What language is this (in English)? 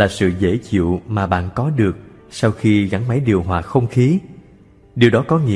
Vietnamese